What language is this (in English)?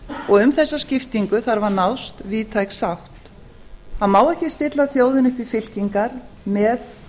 Icelandic